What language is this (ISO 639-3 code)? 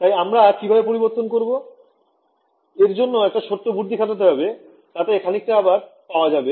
ben